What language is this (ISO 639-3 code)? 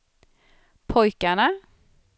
swe